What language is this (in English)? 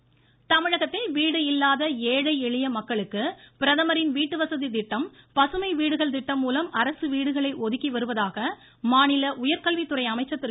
Tamil